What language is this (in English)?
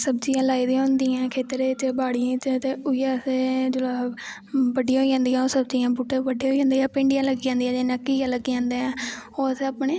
Dogri